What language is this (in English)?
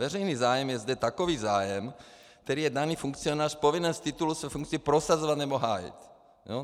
Czech